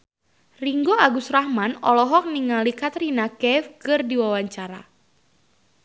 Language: Sundanese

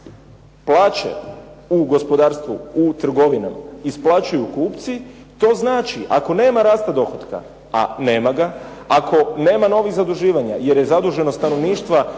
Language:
Croatian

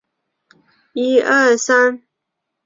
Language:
Chinese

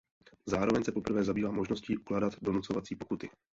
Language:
Czech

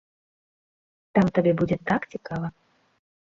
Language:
Belarusian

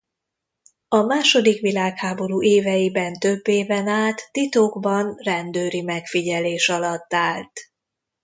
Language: Hungarian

